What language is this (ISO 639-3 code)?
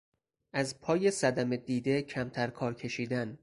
fas